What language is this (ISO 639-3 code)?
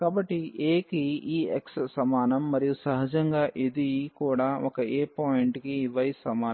tel